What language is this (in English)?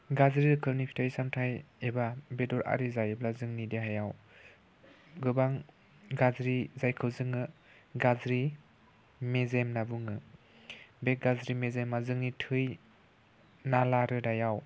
Bodo